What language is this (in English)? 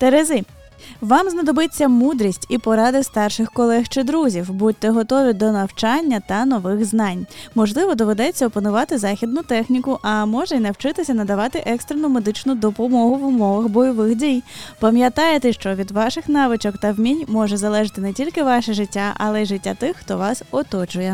Ukrainian